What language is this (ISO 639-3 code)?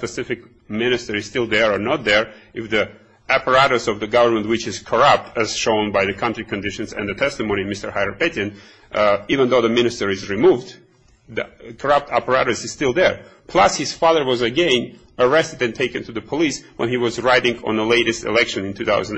eng